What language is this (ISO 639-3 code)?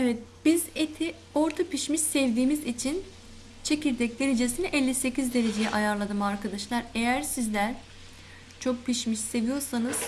tur